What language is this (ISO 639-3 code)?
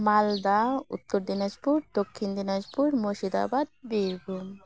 sat